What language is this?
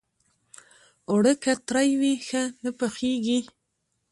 Pashto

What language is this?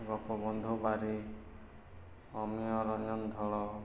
Odia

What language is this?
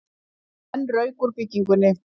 Icelandic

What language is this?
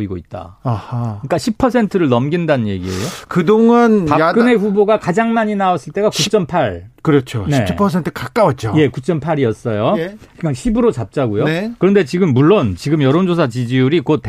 Korean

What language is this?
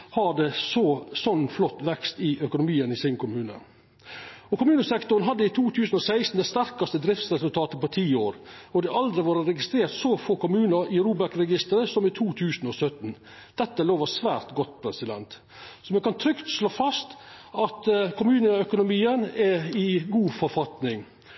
Norwegian Nynorsk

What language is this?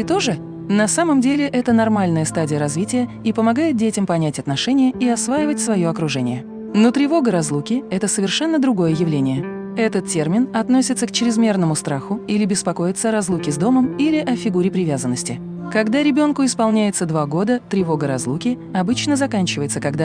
Russian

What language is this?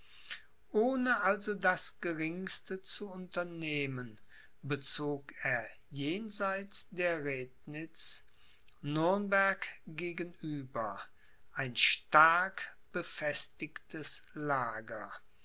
German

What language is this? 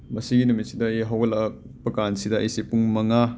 Manipuri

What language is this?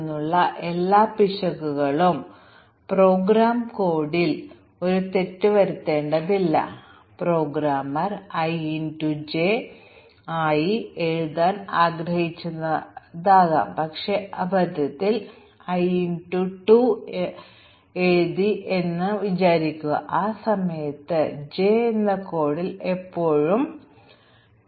Malayalam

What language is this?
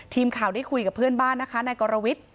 Thai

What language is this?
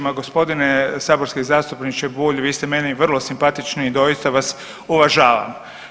Croatian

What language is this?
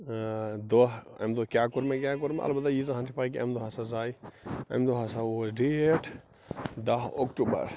Kashmiri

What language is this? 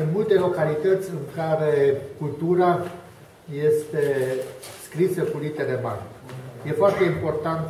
Romanian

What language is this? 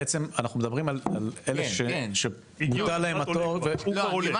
Hebrew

